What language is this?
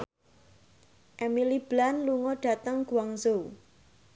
Javanese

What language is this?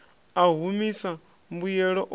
Venda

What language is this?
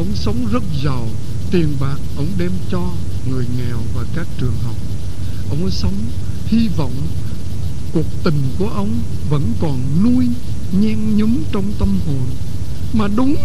Vietnamese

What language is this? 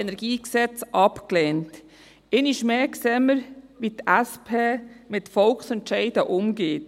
Swiss German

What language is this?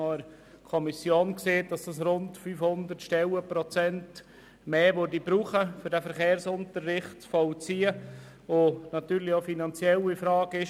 Swiss German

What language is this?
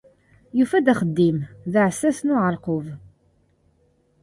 Kabyle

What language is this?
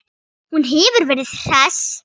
Icelandic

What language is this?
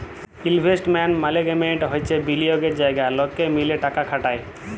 Bangla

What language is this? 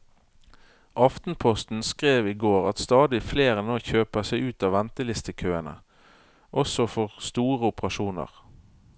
Norwegian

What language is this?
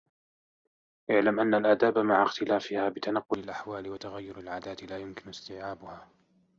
Arabic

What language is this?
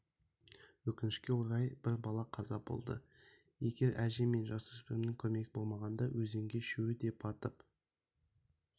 Kazakh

